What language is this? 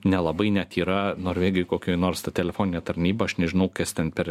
Lithuanian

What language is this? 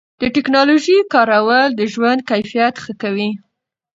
Pashto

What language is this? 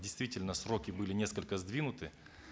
Kazakh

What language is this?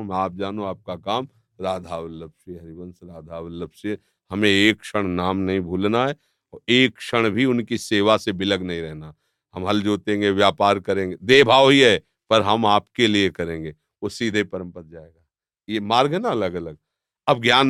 Hindi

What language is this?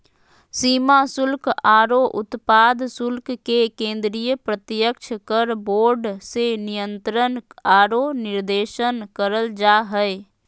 Magahi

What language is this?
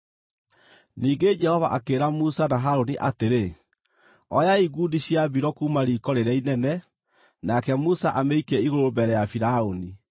Kikuyu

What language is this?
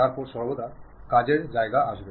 Bangla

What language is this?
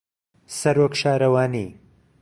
Central Kurdish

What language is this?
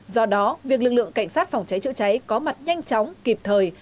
Vietnamese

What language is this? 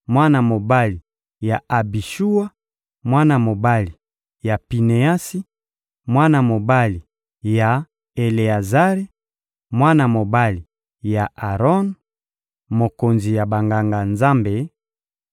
Lingala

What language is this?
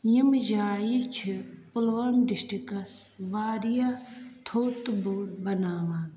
Kashmiri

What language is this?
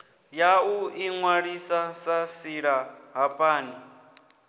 Venda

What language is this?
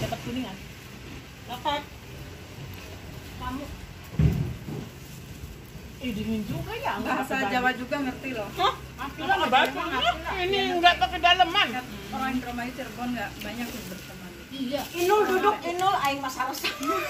Indonesian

